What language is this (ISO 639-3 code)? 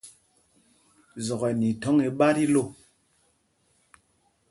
mgg